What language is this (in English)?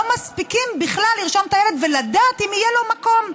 Hebrew